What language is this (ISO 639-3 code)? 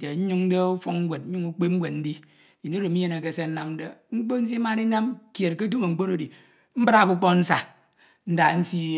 itw